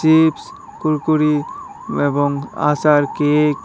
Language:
Bangla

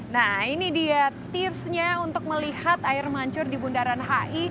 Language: Indonesian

